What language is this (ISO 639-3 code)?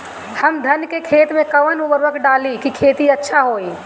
bho